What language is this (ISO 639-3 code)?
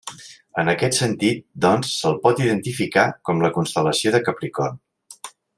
cat